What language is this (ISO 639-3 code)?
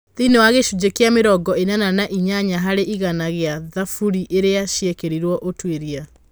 kik